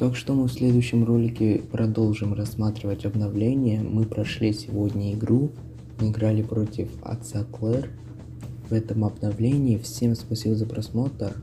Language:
Russian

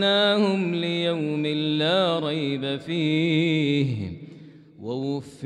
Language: Arabic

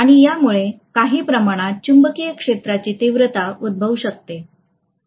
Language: Marathi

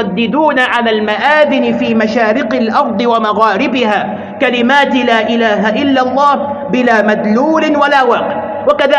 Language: Arabic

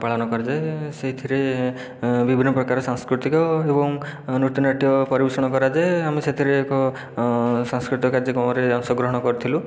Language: Odia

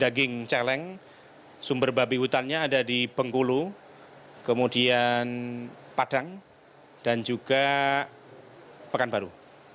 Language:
Indonesian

